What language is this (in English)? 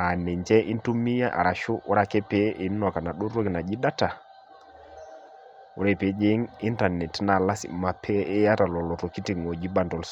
Masai